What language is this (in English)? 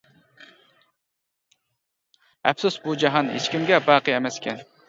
Uyghur